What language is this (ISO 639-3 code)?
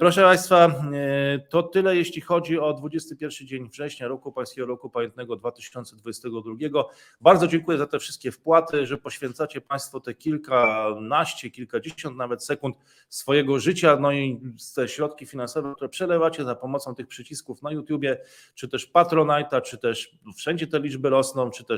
pol